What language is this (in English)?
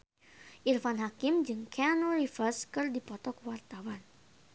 Sundanese